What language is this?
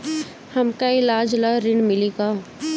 Bhojpuri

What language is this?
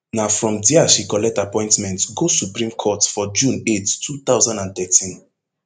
Nigerian Pidgin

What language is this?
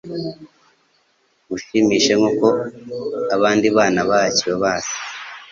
Kinyarwanda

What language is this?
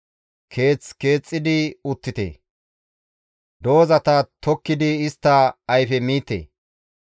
Gamo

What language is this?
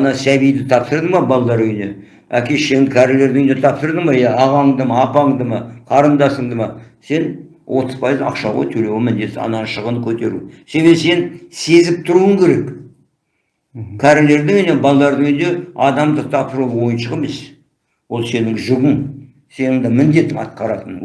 Turkish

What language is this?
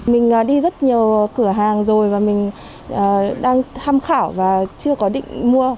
Vietnamese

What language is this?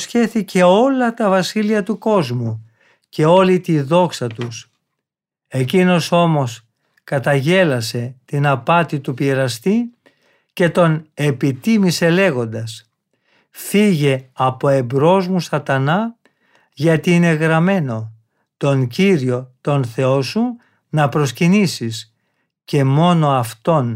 Greek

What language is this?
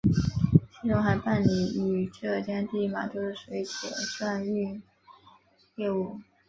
Chinese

